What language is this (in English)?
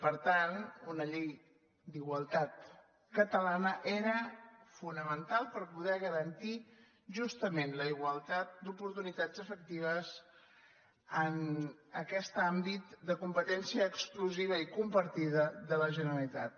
Catalan